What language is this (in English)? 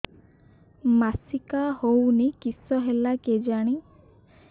Odia